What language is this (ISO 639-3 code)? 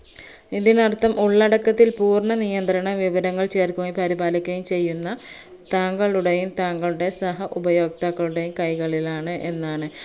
mal